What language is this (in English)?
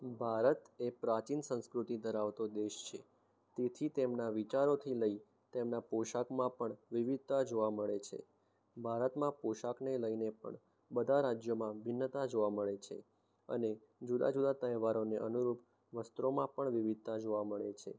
Gujarati